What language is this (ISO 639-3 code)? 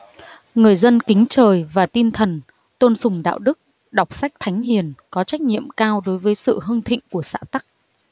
vie